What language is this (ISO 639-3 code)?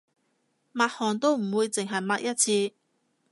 yue